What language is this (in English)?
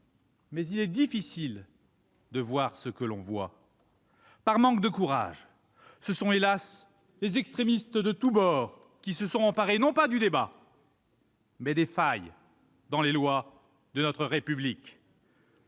French